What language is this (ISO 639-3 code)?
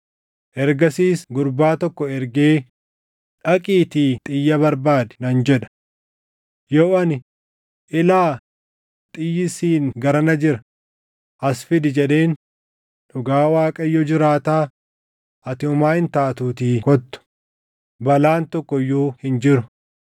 orm